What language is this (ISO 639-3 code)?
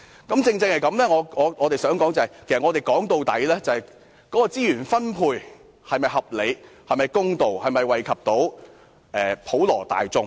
yue